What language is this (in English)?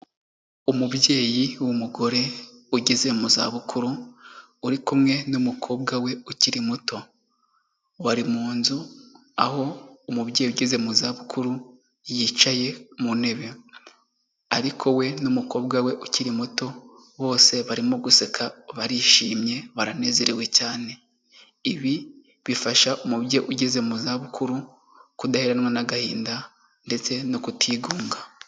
Kinyarwanda